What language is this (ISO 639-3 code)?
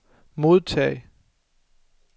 dan